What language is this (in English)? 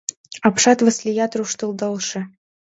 Mari